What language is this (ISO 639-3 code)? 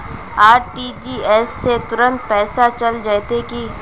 mag